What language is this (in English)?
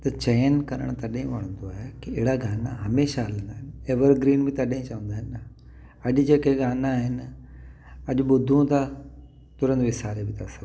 Sindhi